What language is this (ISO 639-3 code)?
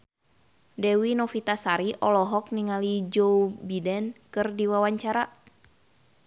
sun